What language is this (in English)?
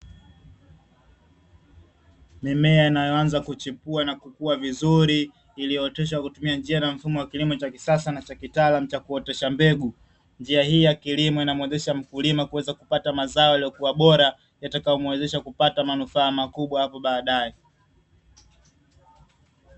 Swahili